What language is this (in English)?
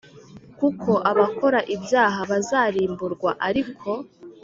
Kinyarwanda